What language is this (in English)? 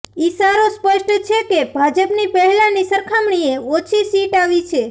Gujarati